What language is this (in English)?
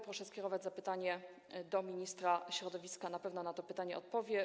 Polish